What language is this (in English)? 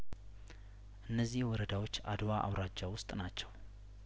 Amharic